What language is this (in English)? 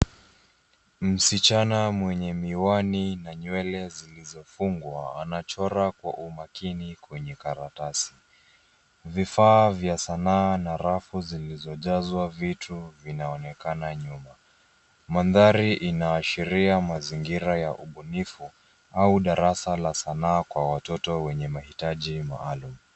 Swahili